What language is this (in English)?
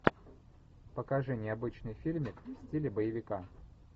Russian